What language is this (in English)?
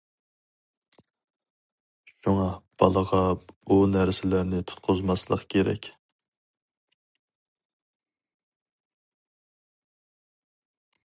Uyghur